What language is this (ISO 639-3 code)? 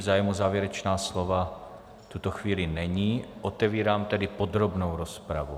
ces